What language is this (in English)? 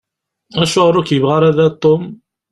Kabyle